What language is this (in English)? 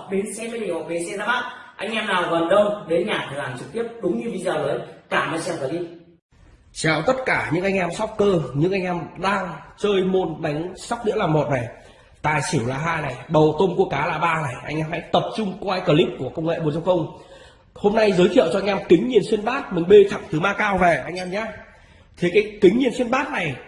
Vietnamese